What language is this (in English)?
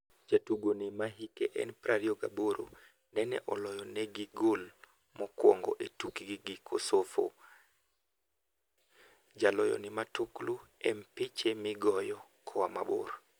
Luo (Kenya and Tanzania)